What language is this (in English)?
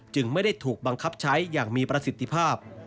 Thai